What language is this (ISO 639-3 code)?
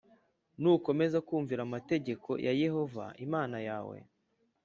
kin